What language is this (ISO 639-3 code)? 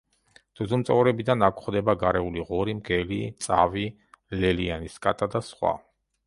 kat